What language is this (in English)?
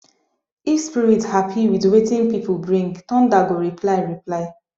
Nigerian Pidgin